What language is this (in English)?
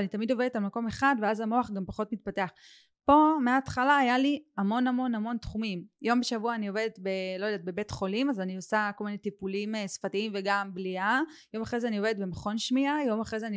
Hebrew